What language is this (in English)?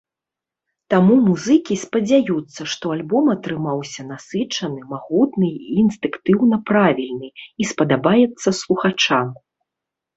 Belarusian